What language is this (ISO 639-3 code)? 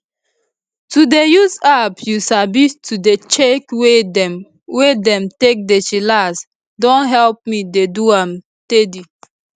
pcm